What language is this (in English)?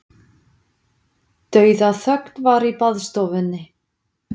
Icelandic